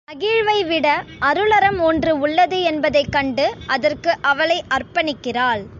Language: Tamil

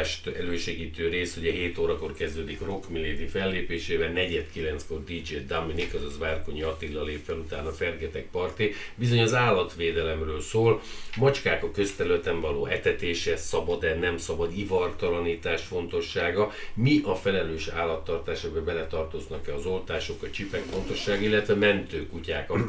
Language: Hungarian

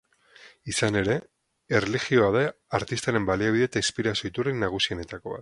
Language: Basque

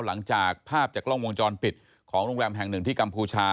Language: Thai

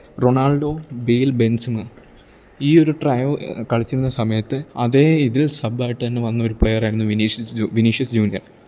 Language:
Malayalam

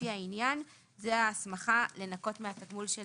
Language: Hebrew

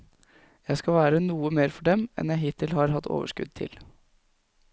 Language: Norwegian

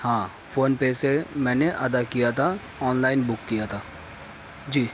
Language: Urdu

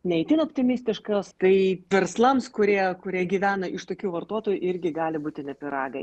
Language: Lithuanian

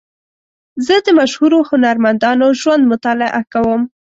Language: Pashto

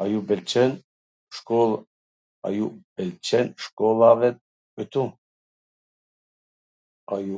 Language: Gheg Albanian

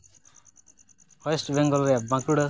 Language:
Santali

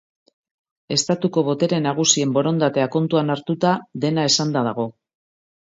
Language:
Basque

